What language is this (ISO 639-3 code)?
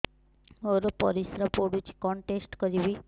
ori